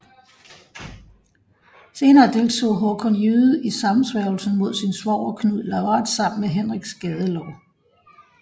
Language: Danish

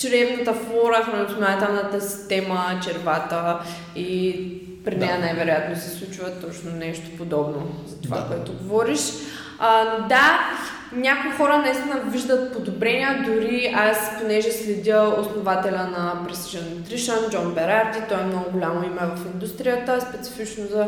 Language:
Bulgarian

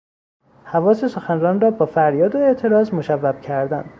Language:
Persian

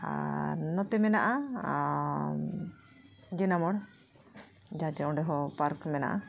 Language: Santali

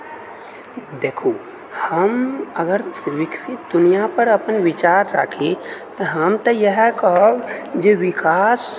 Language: Maithili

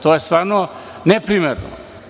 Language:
Serbian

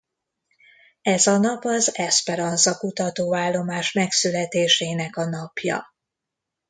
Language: Hungarian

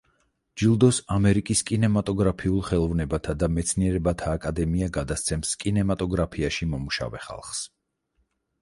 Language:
Georgian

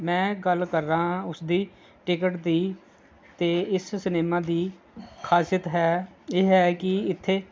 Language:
Punjabi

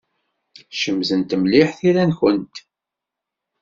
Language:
Kabyle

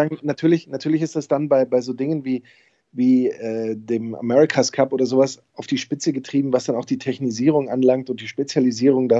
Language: German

